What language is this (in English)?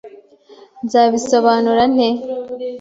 Kinyarwanda